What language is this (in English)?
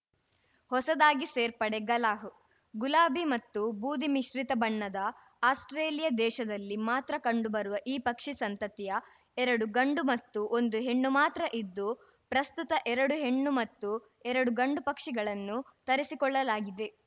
Kannada